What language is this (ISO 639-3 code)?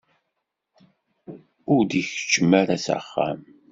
kab